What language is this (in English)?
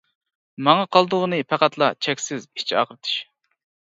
Uyghur